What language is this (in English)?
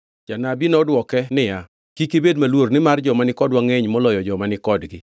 Luo (Kenya and Tanzania)